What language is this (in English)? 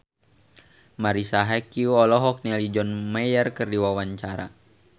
Sundanese